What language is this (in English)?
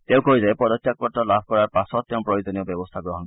Assamese